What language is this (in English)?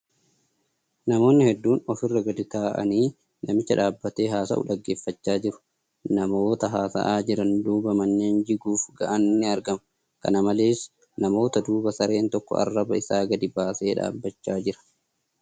Oromo